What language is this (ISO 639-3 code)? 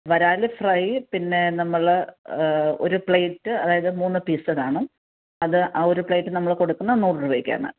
mal